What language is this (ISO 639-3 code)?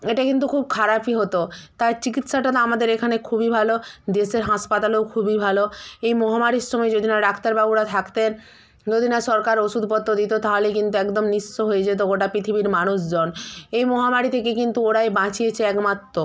ben